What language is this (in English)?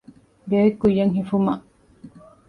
Divehi